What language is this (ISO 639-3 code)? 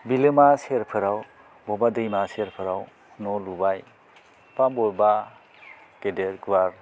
brx